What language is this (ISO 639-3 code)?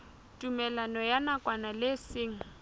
sot